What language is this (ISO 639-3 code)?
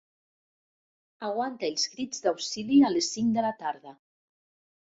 cat